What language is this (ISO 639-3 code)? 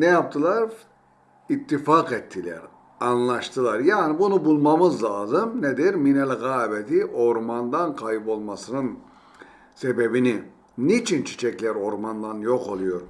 tur